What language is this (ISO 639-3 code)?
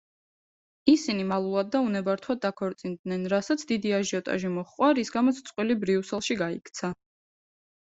kat